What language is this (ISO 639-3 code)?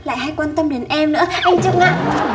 vie